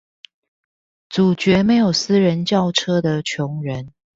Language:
Chinese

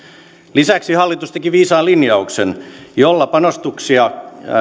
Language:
Finnish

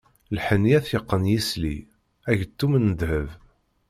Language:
Kabyle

